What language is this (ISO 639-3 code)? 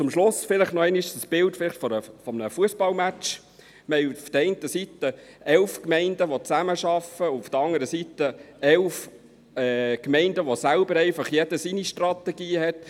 gsw